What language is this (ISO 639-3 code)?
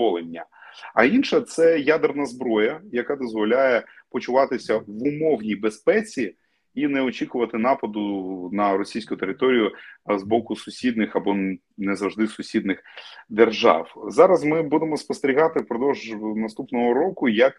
ukr